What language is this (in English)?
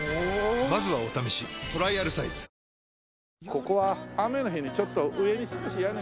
Japanese